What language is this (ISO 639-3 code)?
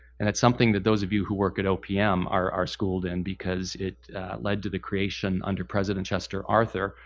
eng